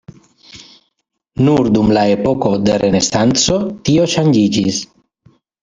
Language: Esperanto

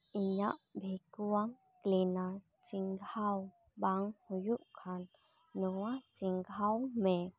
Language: Santali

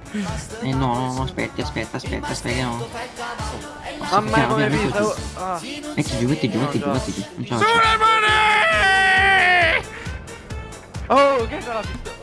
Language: Italian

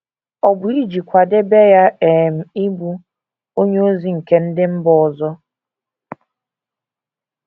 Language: Igbo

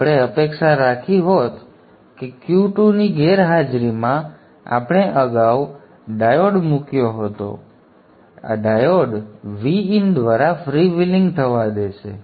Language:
Gujarati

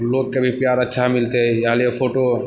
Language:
Maithili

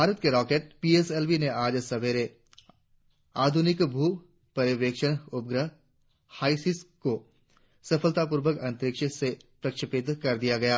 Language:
Hindi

